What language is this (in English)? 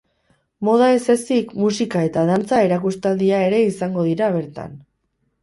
Basque